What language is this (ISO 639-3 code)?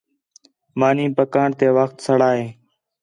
xhe